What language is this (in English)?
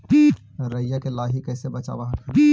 Magahi